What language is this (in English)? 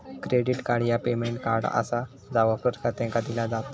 Marathi